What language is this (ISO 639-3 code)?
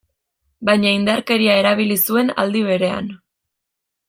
eus